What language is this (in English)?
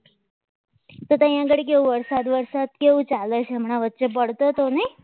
Gujarati